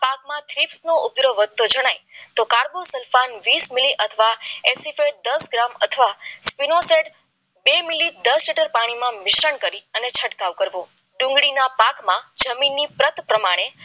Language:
Gujarati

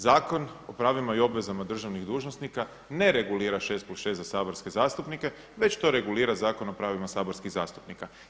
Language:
Croatian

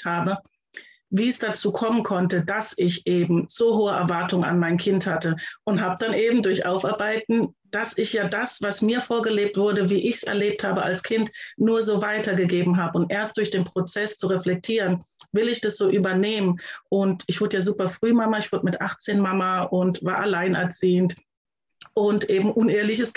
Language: German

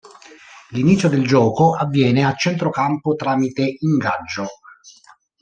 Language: Italian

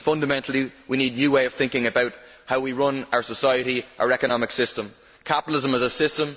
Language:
English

